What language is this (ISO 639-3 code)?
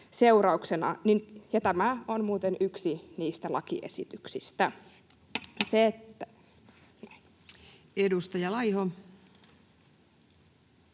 fin